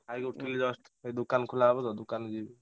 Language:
Odia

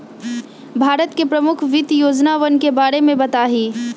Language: Magahi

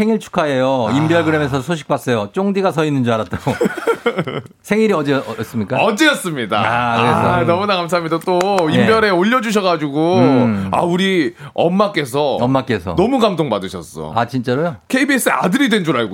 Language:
Korean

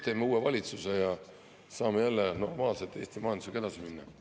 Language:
Estonian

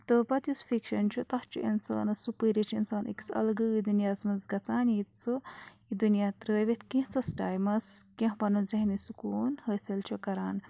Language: Kashmiri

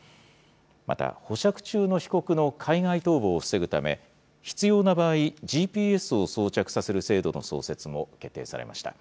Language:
Japanese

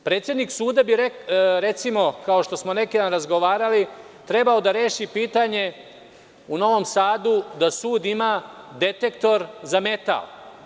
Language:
Serbian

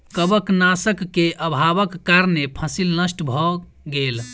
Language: Maithili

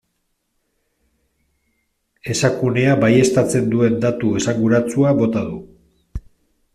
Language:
Basque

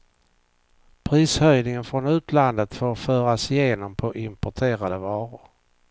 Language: Swedish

